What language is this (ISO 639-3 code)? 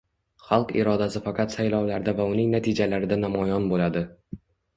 uzb